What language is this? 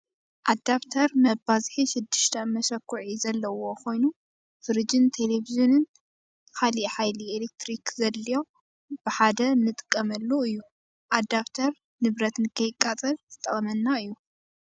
Tigrinya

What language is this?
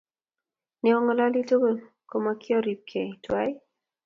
Kalenjin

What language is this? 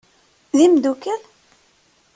Kabyle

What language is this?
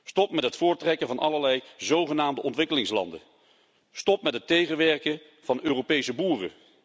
Dutch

